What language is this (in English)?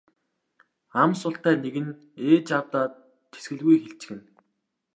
Mongolian